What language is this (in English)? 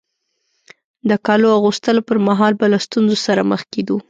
Pashto